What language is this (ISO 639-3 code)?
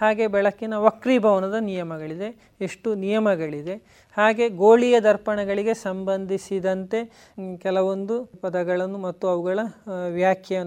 kan